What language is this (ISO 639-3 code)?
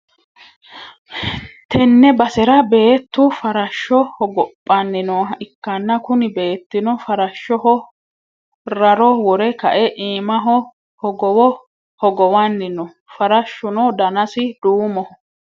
sid